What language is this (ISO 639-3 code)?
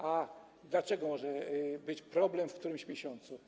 pol